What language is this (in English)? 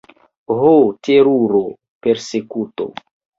Esperanto